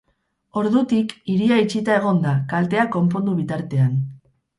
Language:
Basque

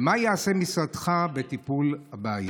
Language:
Hebrew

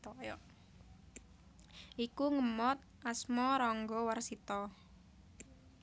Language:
Javanese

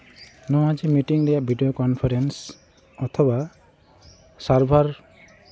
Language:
Santali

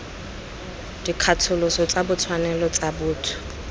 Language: Tswana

